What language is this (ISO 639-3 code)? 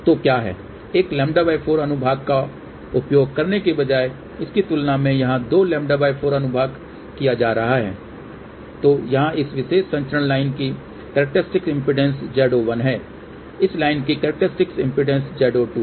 hin